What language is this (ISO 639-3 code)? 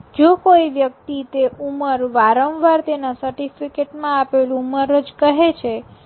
guj